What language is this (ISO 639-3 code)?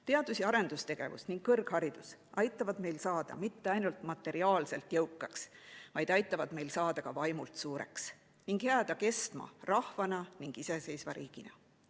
est